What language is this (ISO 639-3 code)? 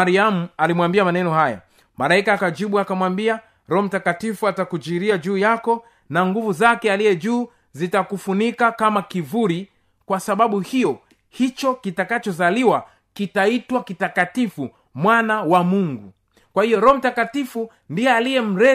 swa